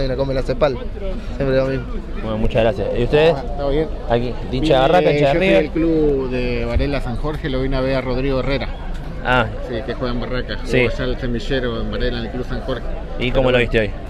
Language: Spanish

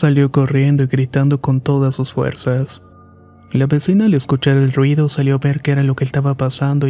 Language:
Spanish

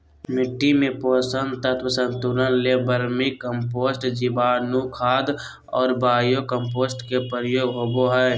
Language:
Magahi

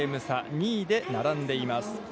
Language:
Japanese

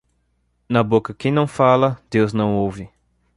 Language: Portuguese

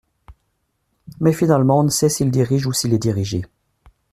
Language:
French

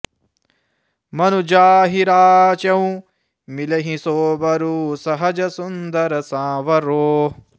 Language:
Sanskrit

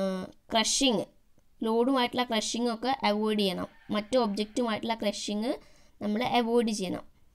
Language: Thai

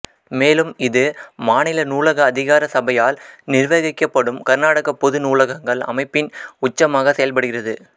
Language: Tamil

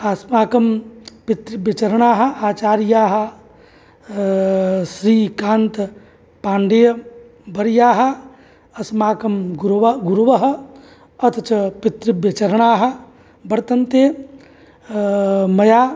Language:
Sanskrit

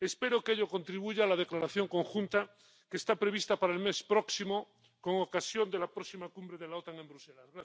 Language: Spanish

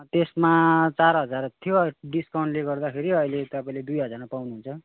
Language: Nepali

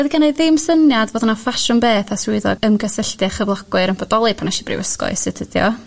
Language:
Welsh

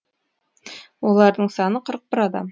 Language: Kazakh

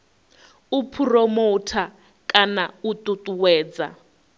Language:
Venda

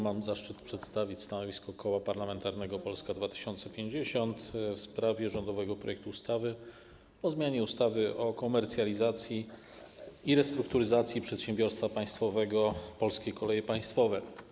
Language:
Polish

